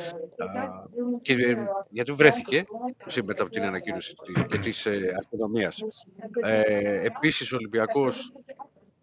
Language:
Greek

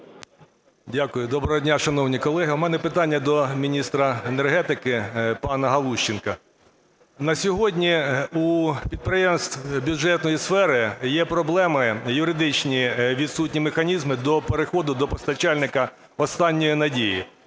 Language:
Ukrainian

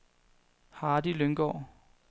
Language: Danish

